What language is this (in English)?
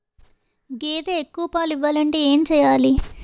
Telugu